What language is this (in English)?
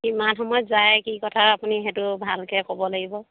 Assamese